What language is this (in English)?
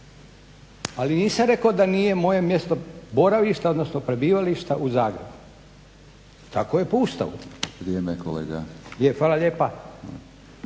Croatian